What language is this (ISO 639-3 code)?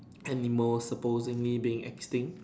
eng